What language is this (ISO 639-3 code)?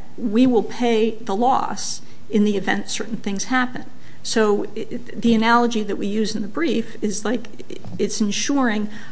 eng